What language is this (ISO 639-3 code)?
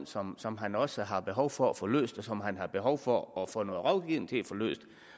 dan